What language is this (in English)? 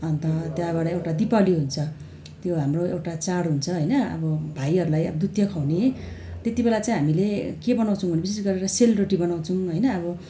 Nepali